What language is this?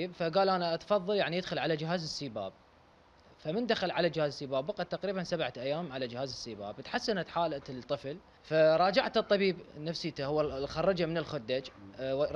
Arabic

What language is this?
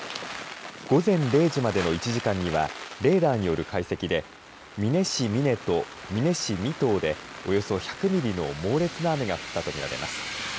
Japanese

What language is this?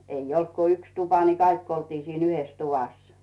Finnish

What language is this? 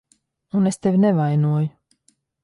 Latvian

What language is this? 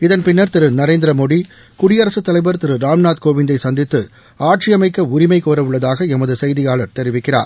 Tamil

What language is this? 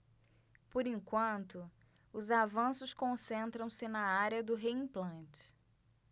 Portuguese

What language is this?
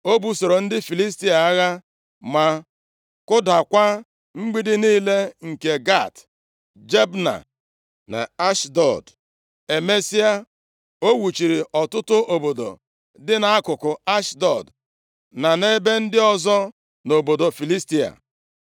Igbo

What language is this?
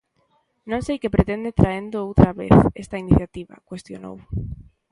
Galician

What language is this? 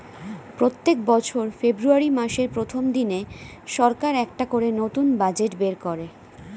Bangla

